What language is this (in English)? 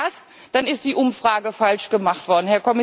German